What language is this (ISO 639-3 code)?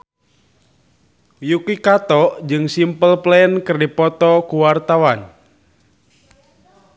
sun